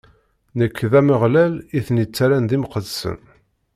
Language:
Kabyle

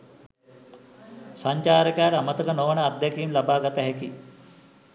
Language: Sinhala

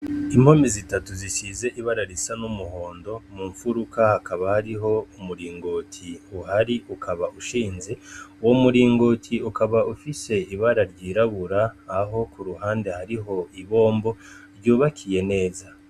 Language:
Rundi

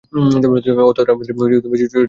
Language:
Bangla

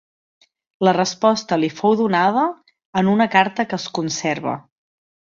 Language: Catalan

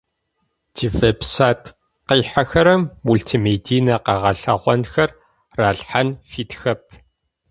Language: Adyghe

